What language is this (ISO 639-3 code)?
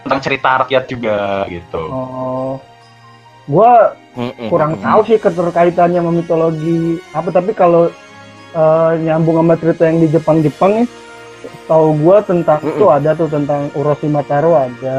ind